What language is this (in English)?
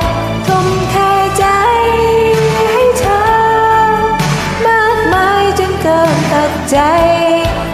Thai